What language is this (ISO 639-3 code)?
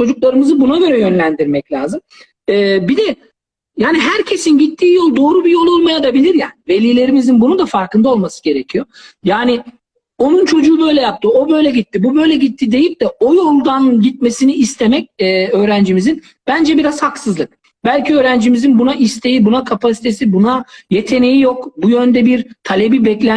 tur